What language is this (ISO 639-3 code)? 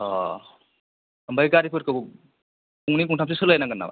brx